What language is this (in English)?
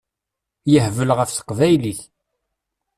Kabyle